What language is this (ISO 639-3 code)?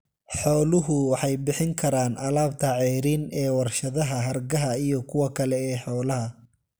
som